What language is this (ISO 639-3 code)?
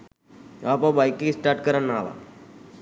sin